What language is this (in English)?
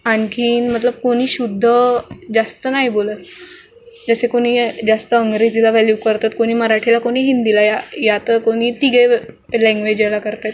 Marathi